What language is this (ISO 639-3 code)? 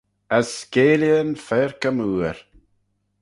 glv